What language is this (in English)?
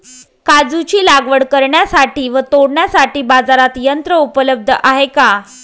Marathi